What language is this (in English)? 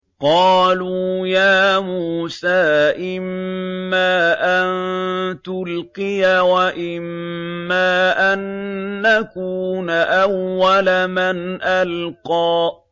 Arabic